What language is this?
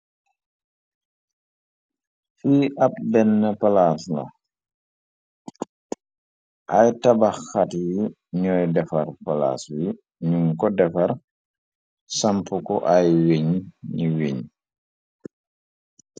Wolof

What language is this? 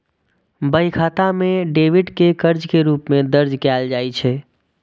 Maithili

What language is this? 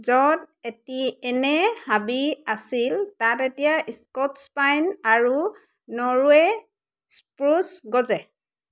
Assamese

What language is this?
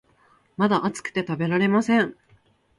Japanese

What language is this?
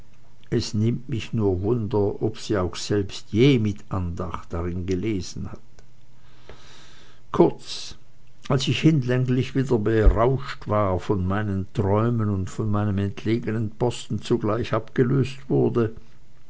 German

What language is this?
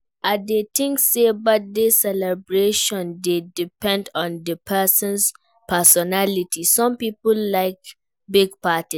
Nigerian Pidgin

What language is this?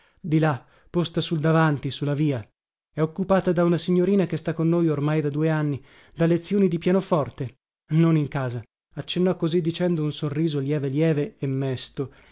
Italian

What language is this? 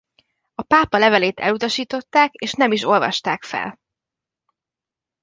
Hungarian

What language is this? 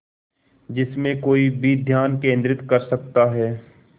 Hindi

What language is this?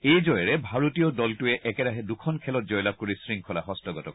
Assamese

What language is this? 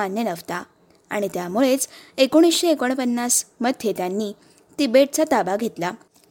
Marathi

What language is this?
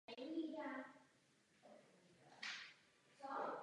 Czech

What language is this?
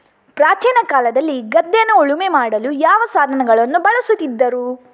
Kannada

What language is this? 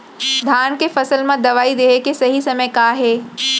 Chhattisgarhi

